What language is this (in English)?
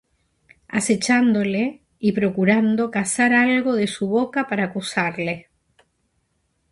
Spanish